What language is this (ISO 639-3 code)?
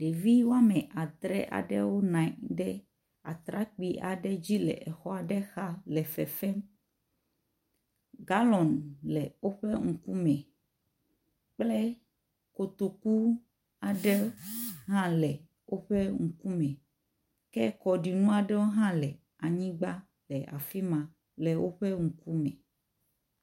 ewe